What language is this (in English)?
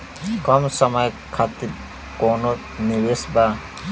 Bhojpuri